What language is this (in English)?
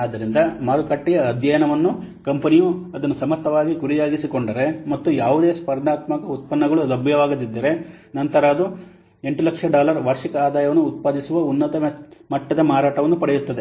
Kannada